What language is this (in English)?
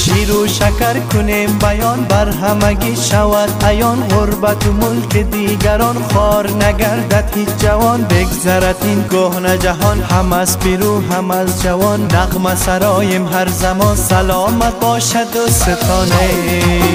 Persian